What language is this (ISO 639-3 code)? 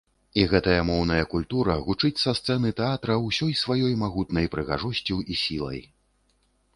bel